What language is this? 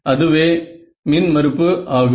Tamil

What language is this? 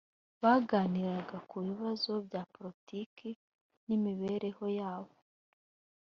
Kinyarwanda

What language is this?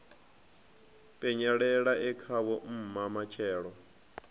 Venda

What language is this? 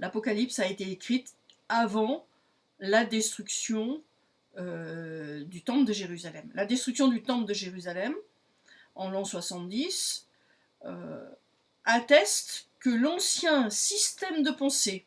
French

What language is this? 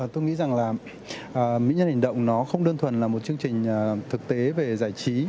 Vietnamese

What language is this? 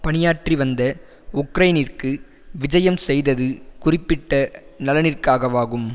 Tamil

